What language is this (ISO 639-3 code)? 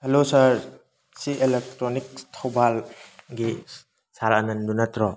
mni